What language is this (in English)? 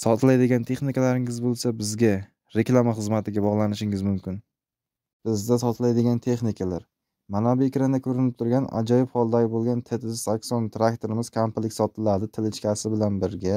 Turkish